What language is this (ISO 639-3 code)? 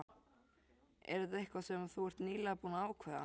isl